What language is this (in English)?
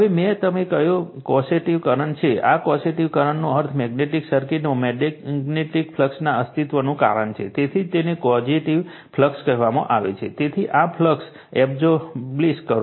Gujarati